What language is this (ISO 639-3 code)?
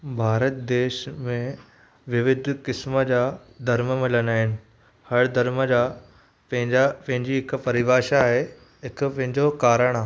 snd